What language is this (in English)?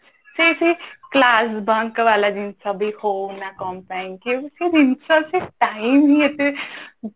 Odia